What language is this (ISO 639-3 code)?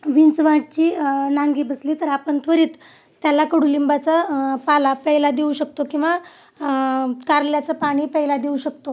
mar